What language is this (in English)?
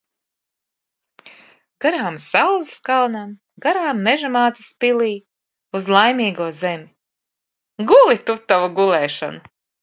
Latvian